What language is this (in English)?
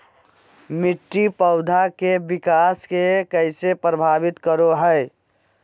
Magahi